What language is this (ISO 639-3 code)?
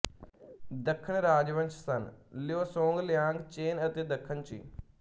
pan